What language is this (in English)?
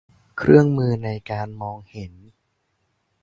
Thai